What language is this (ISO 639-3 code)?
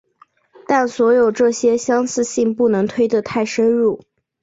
zho